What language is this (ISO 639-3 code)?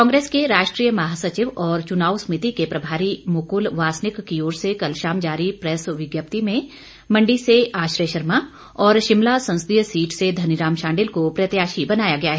hin